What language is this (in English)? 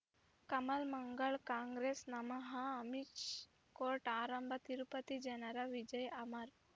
Kannada